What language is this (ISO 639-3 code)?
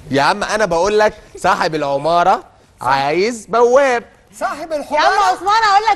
ara